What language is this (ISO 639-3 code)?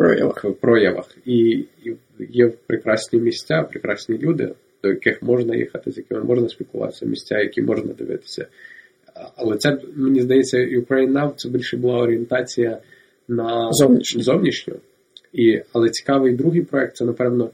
ukr